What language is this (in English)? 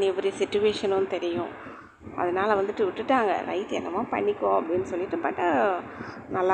Tamil